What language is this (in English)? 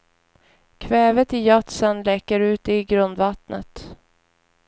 Swedish